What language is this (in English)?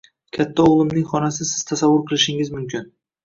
Uzbek